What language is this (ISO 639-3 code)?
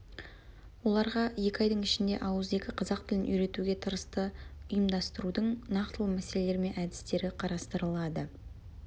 kaz